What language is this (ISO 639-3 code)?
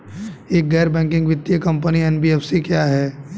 hin